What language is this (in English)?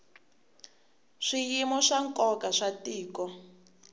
Tsonga